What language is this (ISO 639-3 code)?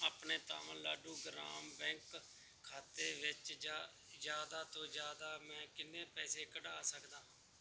pan